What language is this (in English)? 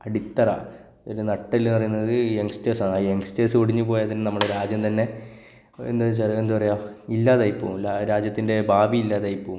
Malayalam